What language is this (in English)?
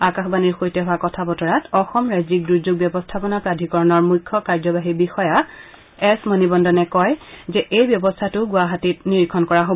Assamese